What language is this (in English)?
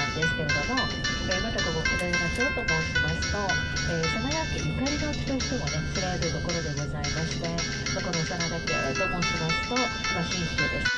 Japanese